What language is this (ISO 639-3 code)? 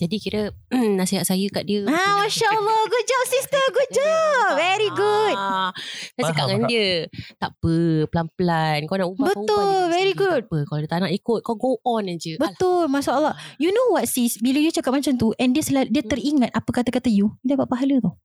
msa